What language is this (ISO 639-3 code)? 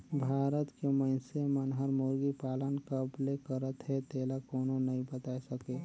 hne